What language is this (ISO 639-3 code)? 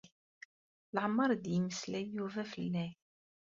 kab